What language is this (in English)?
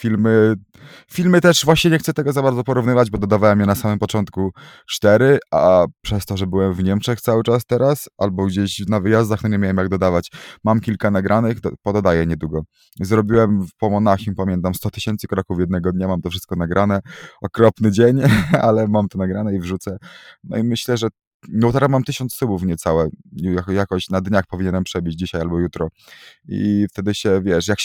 Polish